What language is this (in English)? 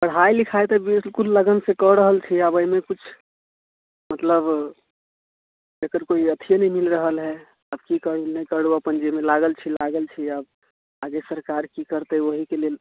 Maithili